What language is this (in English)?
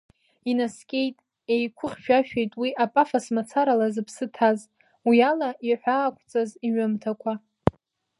Abkhazian